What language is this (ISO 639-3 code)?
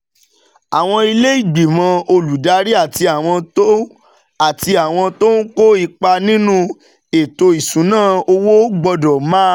yor